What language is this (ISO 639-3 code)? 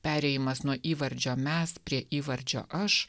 lit